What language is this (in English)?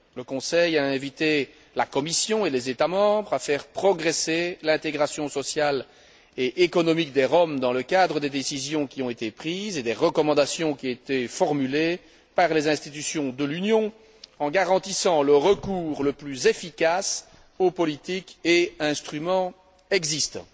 French